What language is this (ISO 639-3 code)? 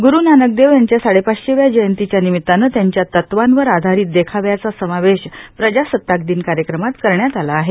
mar